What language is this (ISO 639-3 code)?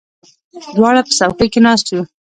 pus